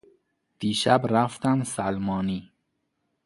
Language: Persian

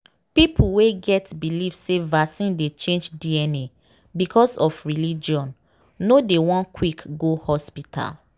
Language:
Nigerian Pidgin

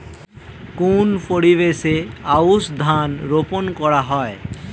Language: Bangla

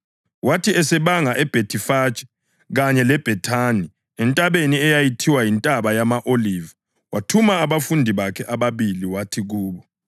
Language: North Ndebele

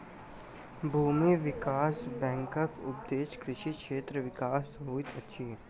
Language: Maithili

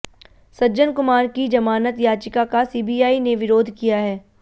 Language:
Hindi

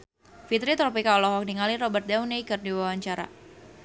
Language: Sundanese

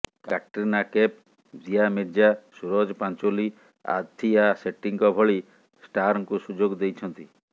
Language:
Odia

